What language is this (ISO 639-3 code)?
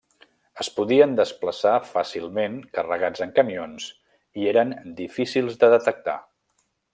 cat